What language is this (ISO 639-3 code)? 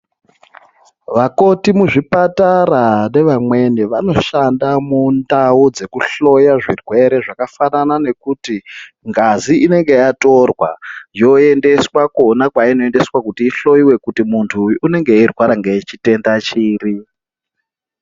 ndc